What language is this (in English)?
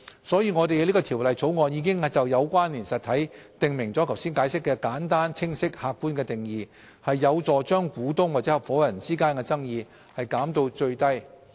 Cantonese